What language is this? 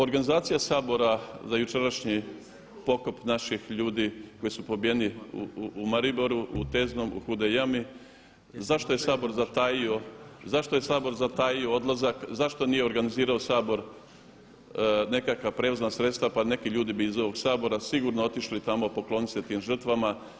Croatian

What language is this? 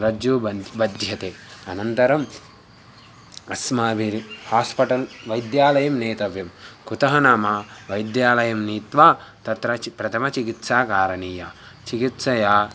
Sanskrit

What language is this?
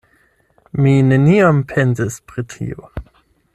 Esperanto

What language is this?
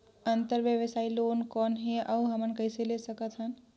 Chhattisgarhi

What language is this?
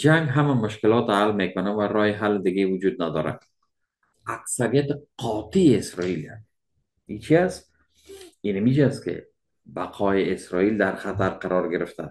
Persian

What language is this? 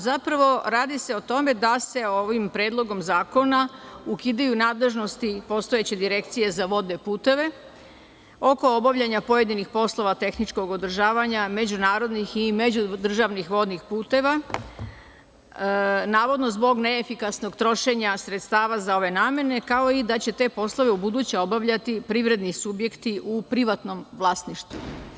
Serbian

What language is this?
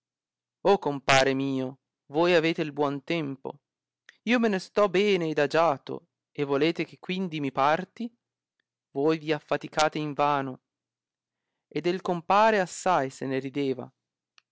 Italian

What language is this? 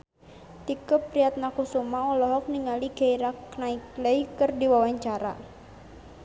Sundanese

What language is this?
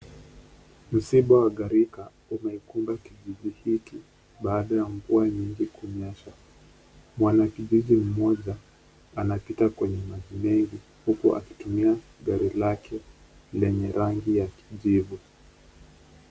Swahili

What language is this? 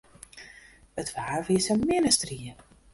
Western Frisian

